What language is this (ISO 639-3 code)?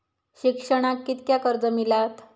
mar